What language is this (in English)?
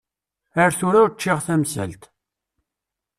Kabyle